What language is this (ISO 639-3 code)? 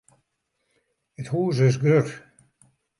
fry